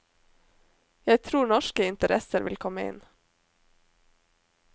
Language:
Norwegian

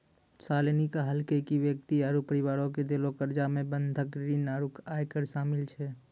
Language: Maithili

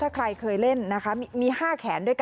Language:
Thai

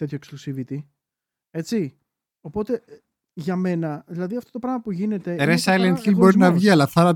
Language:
Greek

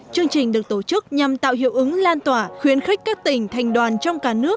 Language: Vietnamese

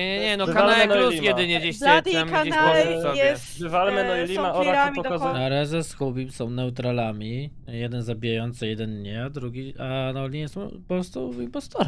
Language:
Polish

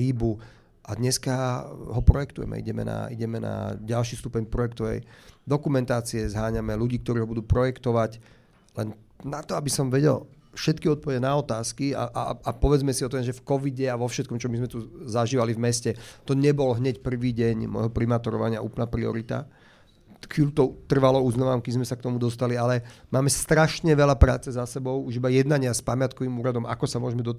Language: Slovak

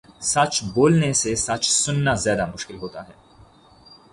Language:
Urdu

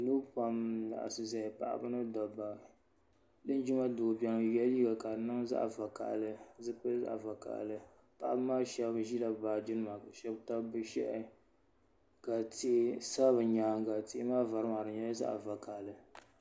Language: Dagbani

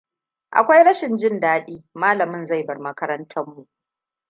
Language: Hausa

